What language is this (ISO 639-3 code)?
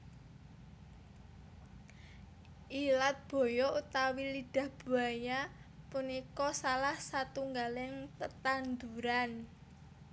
jav